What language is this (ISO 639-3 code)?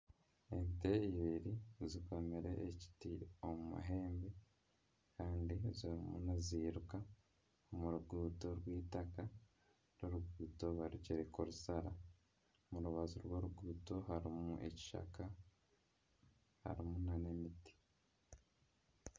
nyn